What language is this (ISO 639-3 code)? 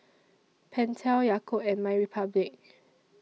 eng